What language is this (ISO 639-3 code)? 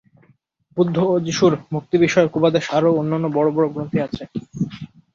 ben